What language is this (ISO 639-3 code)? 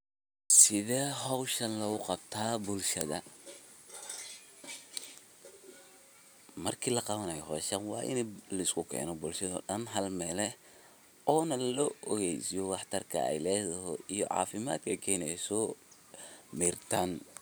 som